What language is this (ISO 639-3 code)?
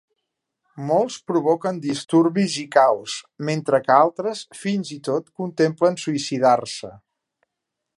cat